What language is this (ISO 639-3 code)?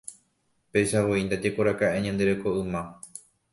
grn